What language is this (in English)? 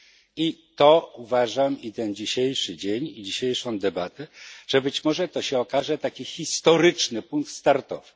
Polish